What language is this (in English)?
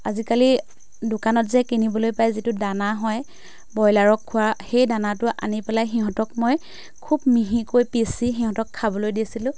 Assamese